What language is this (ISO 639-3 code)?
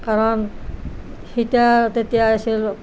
asm